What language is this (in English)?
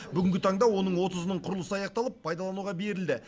Kazakh